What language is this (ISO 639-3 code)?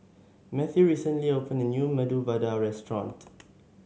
eng